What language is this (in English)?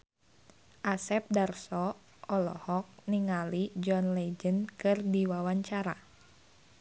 Sundanese